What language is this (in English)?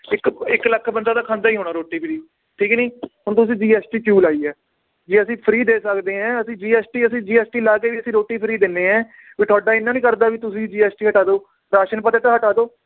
Punjabi